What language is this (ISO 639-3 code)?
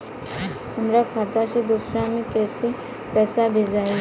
bho